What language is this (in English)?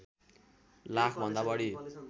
Nepali